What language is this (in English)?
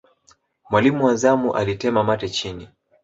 Swahili